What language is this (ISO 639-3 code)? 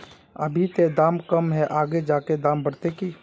mag